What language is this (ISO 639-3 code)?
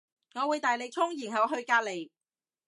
yue